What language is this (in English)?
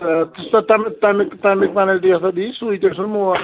Kashmiri